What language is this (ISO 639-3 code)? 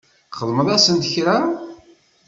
kab